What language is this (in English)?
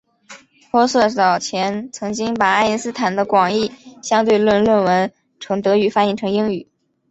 Chinese